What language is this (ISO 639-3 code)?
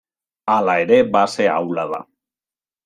eus